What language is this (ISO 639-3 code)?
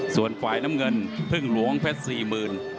tha